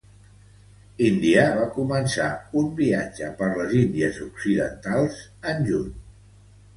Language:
Catalan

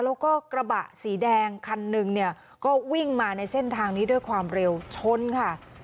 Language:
Thai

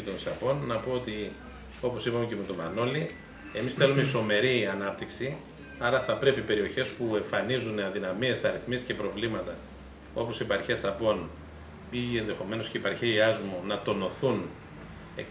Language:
Greek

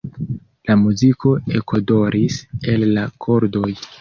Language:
Esperanto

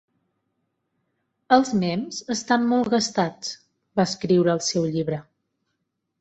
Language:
Catalan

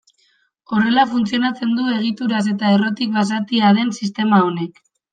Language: Basque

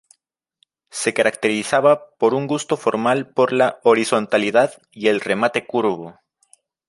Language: Spanish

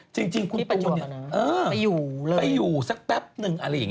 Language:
Thai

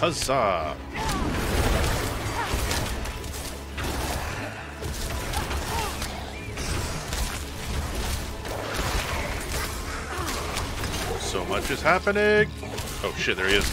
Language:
English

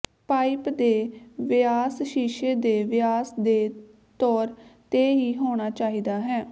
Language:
Punjabi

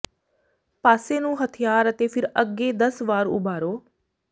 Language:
Punjabi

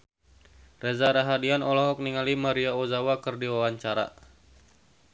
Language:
Sundanese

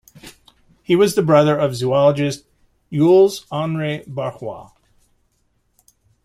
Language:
English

